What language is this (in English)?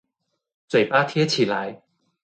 Chinese